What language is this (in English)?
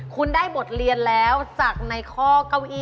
Thai